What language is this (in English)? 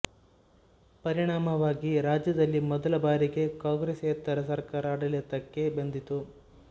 Kannada